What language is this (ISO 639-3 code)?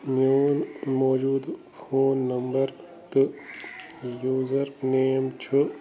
kas